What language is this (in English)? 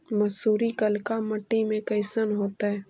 Magahi